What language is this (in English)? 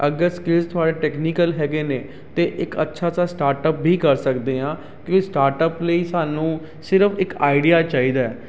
Punjabi